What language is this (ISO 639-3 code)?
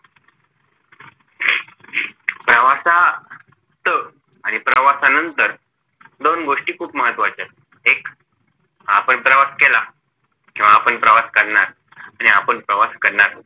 mar